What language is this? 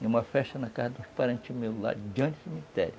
Portuguese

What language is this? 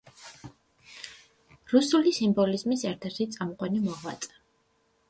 Georgian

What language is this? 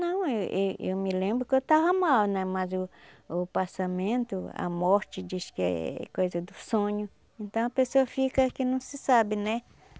Portuguese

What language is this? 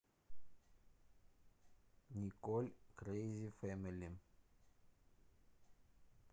Russian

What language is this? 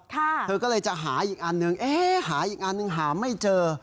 Thai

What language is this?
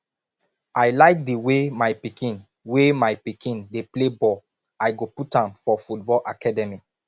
Nigerian Pidgin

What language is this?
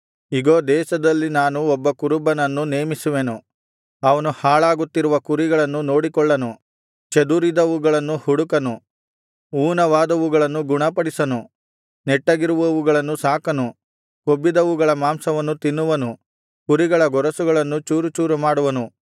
Kannada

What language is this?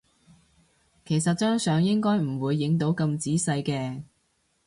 Cantonese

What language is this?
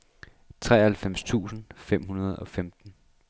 Danish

